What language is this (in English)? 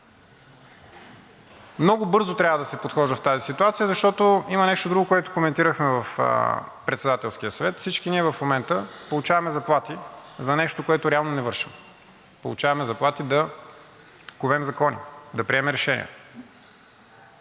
Bulgarian